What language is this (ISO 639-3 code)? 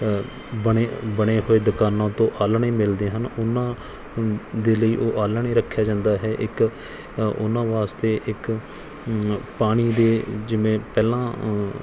pan